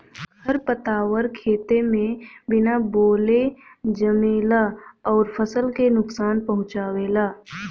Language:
Bhojpuri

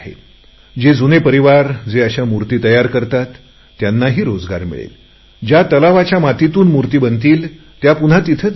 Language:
Marathi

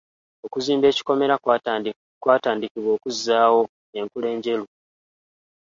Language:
Ganda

